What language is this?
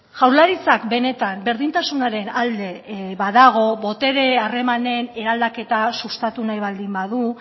Basque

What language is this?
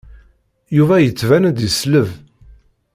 Kabyle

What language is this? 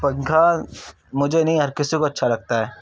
Urdu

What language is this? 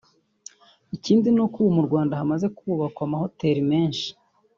Kinyarwanda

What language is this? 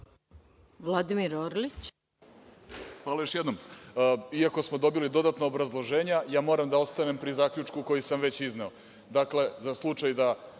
Serbian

